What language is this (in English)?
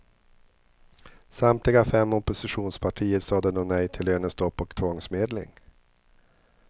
Swedish